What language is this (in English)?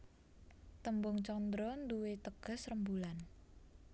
Javanese